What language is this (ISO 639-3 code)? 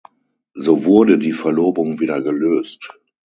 deu